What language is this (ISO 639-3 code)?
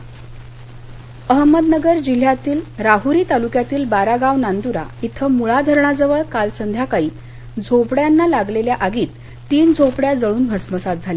mar